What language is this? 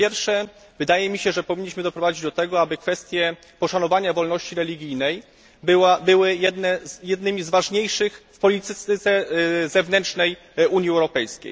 Polish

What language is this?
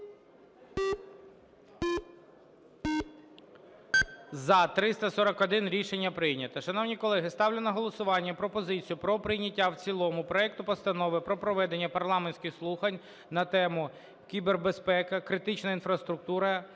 Ukrainian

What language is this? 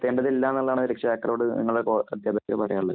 Malayalam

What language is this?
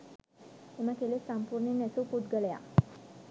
Sinhala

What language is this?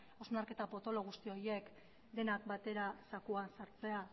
Basque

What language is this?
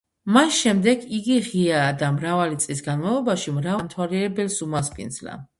Georgian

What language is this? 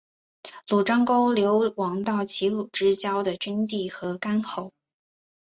Chinese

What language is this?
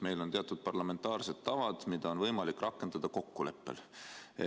Estonian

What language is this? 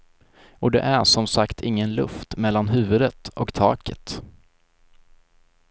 Swedish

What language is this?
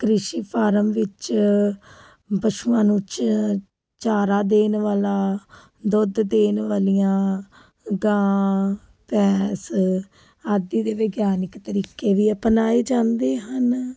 Punjabi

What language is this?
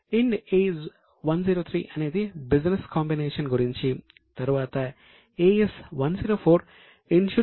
Telugu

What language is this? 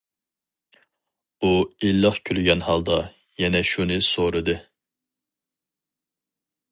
Uyghur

